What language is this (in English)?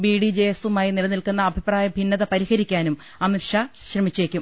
Malayalam